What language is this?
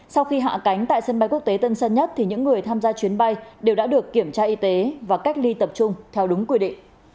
Vietnamese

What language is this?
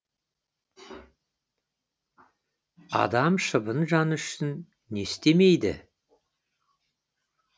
Kazakh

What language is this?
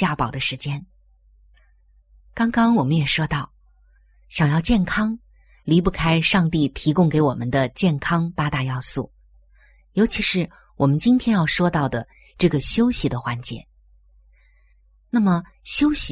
Chinese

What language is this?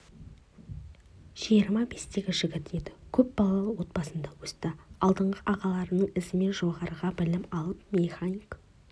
Kazakh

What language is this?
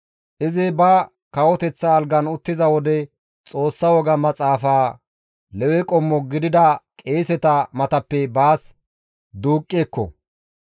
Gamo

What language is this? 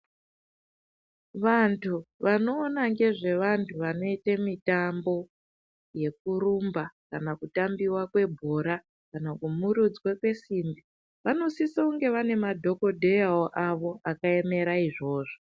Ndau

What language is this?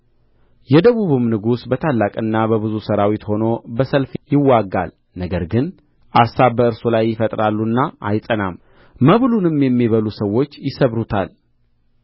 Amharic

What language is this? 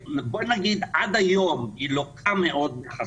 Hebrew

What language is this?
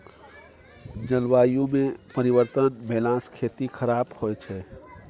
Maithili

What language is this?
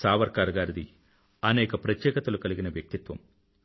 Telugu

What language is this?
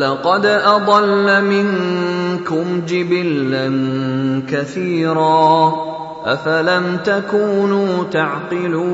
Bangla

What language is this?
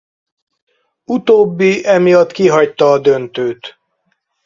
Hungarian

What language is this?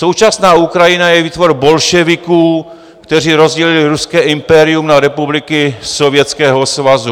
Czech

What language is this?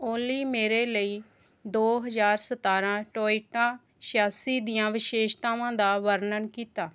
Punjabi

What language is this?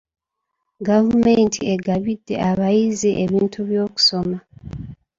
Ganda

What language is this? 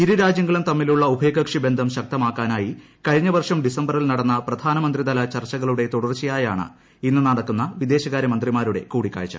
Malayalam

